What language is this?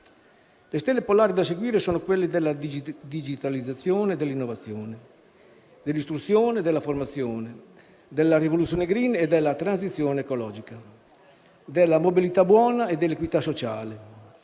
Italian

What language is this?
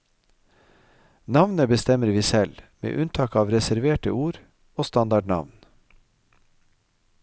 Norwegian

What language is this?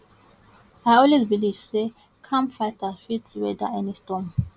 Nigerian Pidgin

